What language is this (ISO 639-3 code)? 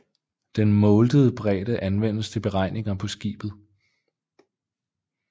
dan